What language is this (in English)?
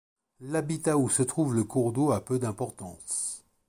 French